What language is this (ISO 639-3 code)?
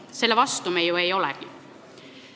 est